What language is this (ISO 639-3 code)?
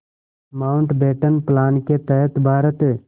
hin